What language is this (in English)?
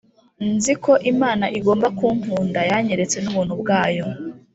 Kinyarwanda